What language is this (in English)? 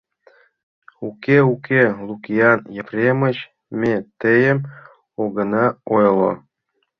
Mari